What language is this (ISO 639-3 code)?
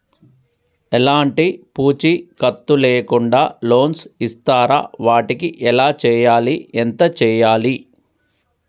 tel